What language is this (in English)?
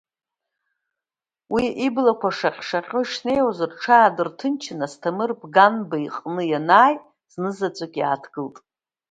Abkhazian